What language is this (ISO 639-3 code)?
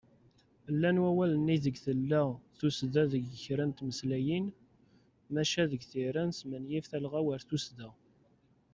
kab